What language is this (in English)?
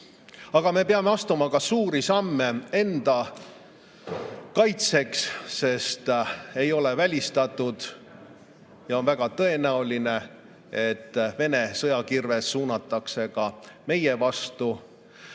Estonian